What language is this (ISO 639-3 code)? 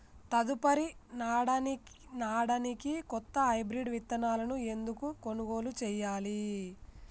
tel